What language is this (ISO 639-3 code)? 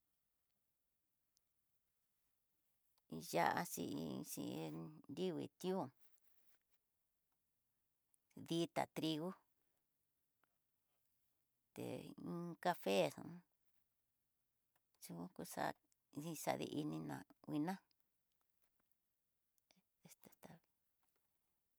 mtx